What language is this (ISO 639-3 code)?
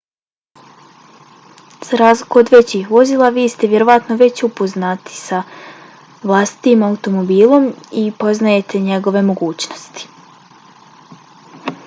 bos